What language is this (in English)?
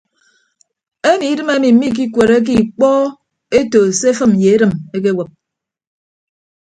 Ibibio